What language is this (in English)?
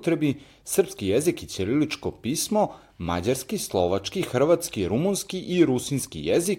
Croatian